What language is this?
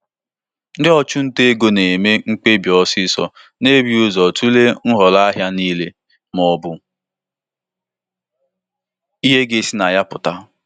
Igbo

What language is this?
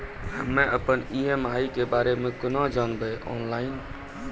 Maithili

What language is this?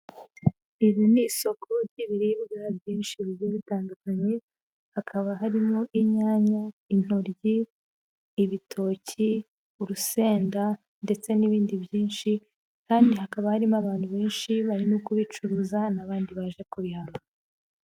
Kinyarwanda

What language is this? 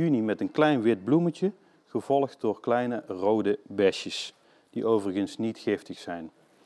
Dutch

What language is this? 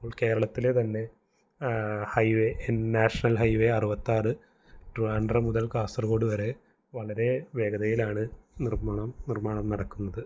Malayalam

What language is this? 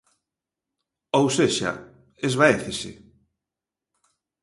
Galician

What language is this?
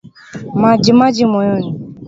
Swahili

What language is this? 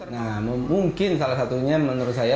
Indonesian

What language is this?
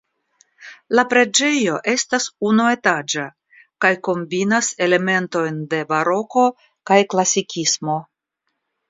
Esperanto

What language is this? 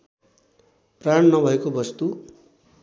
Nepali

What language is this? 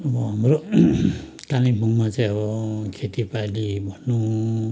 Nepali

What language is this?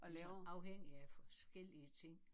Danish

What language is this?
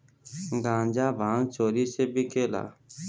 Bhojpuri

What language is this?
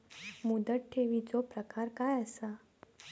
Marathi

